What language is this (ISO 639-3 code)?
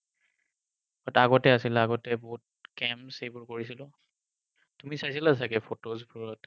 asm